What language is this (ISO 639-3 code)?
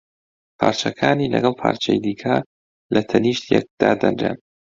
ckb